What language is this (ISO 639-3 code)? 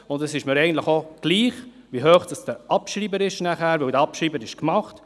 gsw